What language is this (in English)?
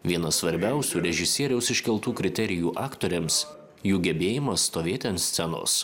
Lithuanian